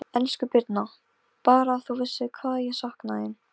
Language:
Icelandic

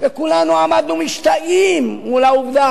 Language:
Hebrew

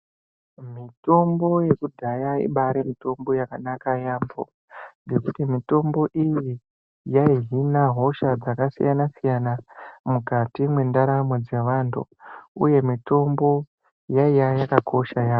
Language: Ndau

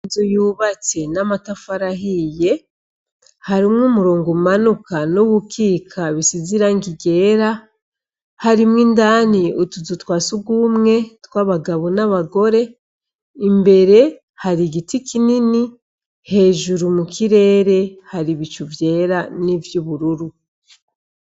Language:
Rundi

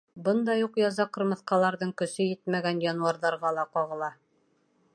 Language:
Bashkir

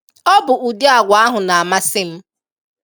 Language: Igbo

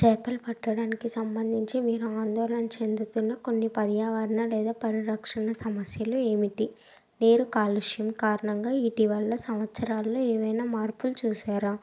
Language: Telugu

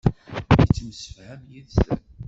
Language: Kabyle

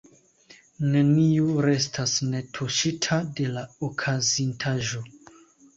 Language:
Esperanto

